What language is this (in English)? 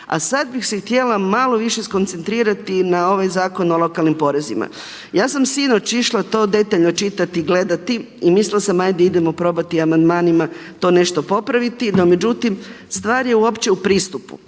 Croatian